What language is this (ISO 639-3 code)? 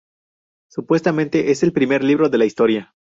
spa